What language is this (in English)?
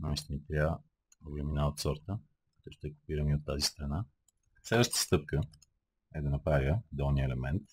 Bulgarian